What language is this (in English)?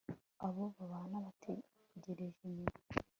Kinyarwanda